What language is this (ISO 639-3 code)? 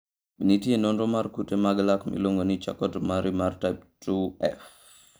luo